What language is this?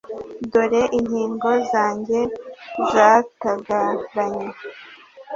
Kinyarwanda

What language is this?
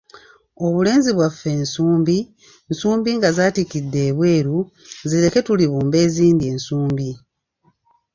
Ganda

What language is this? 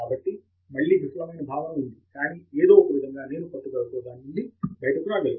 Telugu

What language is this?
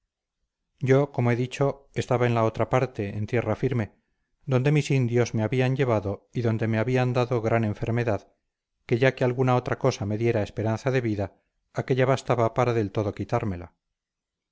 Spanish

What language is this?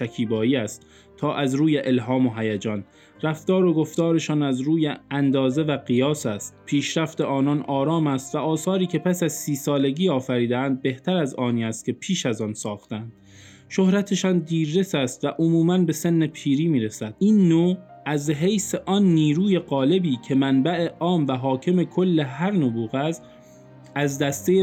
Persian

